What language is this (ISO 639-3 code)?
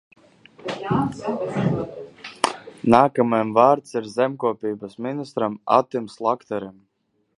lav